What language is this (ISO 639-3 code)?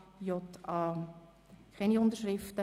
gsw